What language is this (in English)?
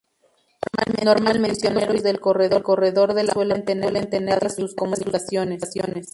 Spanish